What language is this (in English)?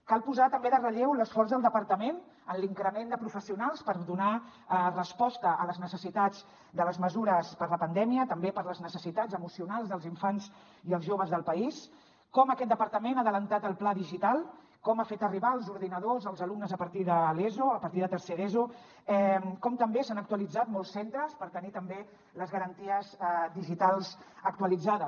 Catalan